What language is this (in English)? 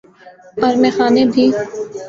Urdu